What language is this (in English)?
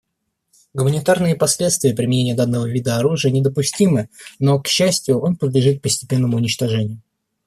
Russian